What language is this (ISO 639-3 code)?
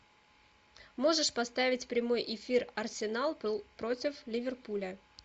rus